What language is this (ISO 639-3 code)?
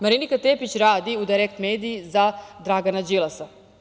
srp